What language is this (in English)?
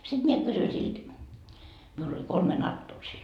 Finnish